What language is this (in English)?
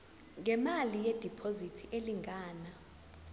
Zulu